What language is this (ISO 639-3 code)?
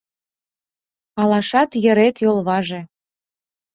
chm